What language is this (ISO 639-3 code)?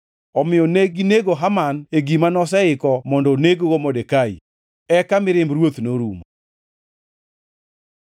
luo